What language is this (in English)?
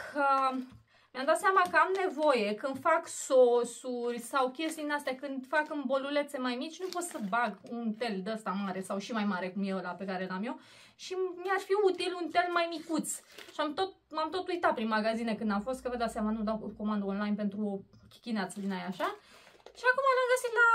Romanian